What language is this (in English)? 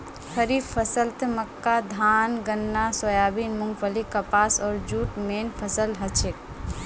Magahi